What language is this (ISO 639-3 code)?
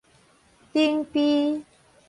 nan